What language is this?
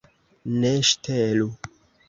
Esperanto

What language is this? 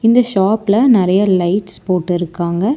Tamil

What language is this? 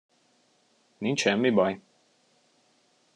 Hungarian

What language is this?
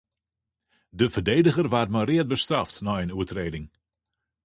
Western Frisian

